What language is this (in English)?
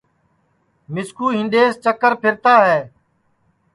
Sansi